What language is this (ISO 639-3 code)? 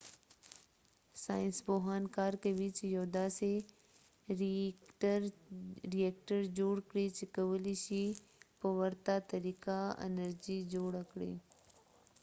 pus